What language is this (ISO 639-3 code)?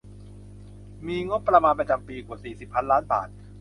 tha